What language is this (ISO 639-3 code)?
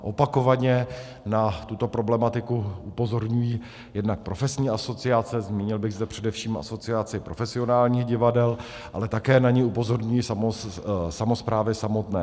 ces